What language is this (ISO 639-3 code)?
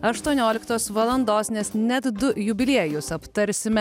lit